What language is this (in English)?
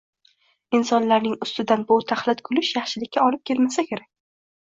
Uzbek